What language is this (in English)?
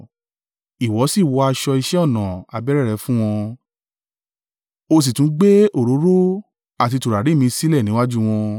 Yoruba